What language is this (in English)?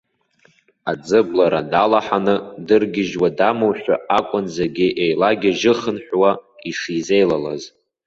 Abkhazian